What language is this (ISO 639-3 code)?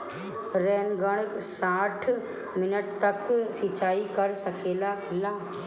bho